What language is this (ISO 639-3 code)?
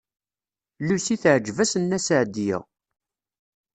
kab